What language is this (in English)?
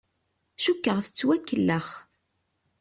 Kabyle